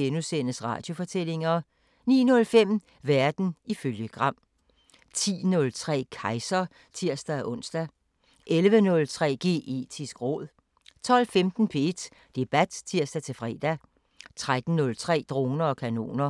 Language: Danish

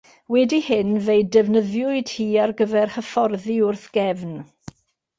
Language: Welsh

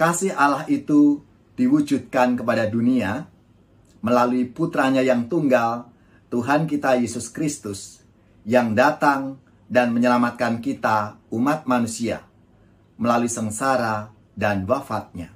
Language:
Indonesian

